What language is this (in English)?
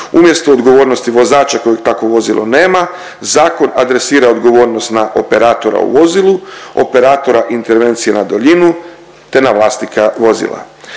Croatian